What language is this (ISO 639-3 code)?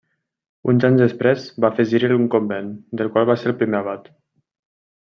cat